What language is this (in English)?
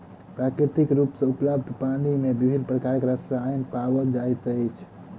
Maithili